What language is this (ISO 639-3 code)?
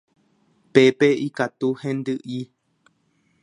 grn